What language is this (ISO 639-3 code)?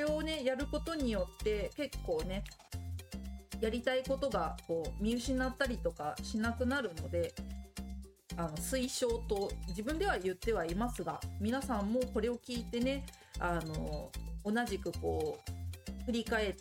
jpn